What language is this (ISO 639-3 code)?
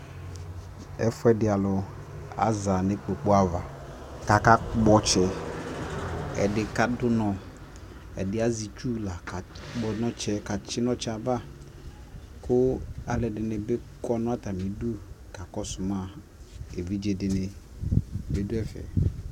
kpo